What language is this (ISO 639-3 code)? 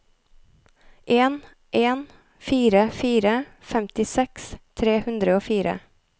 nor